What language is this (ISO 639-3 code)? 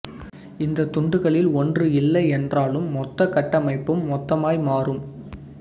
tam